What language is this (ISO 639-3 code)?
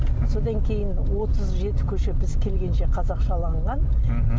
kaz